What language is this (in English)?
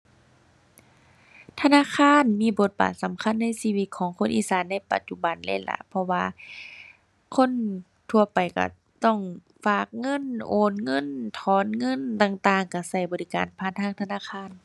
Thai